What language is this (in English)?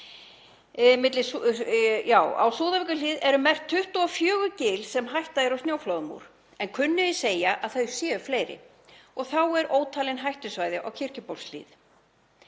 Icelandic